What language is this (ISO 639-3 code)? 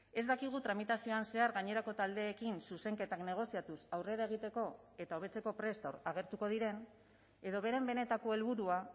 eus